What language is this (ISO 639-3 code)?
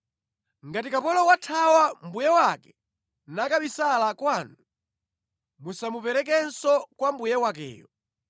nya